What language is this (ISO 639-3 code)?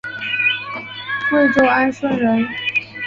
zho